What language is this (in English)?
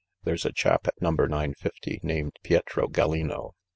English